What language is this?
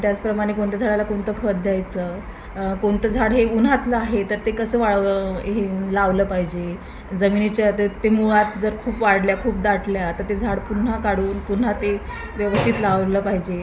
Marathi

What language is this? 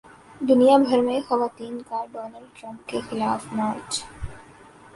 Urdu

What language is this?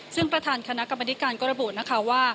Thai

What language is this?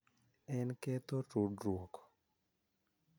Luo (Kenya and Tanzania)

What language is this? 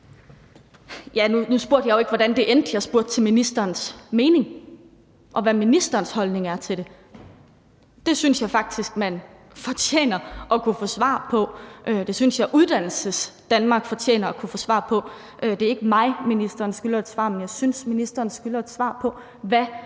Danish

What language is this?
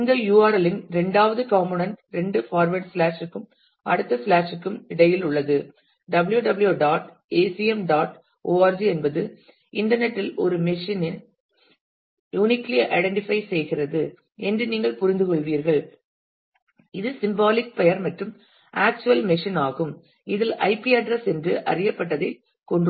Tamil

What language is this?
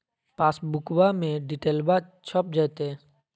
Magahi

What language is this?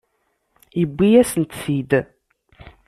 Kabyle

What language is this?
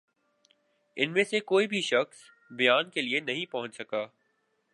Urdu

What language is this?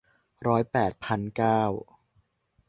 Thai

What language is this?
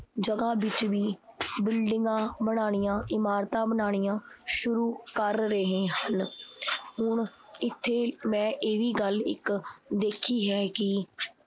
Punjabi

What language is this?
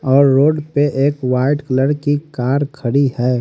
Hindi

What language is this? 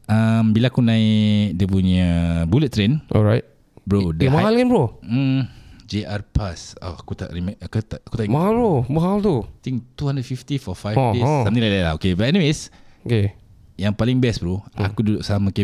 Malay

